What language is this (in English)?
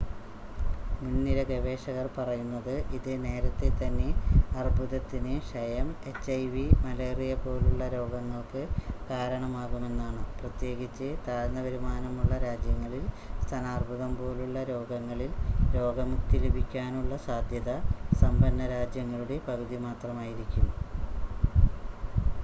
Malayalam